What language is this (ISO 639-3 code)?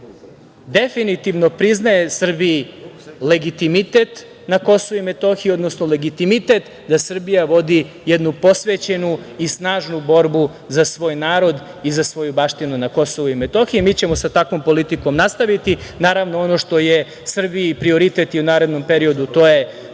srp